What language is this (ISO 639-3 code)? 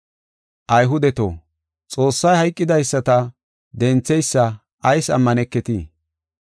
gof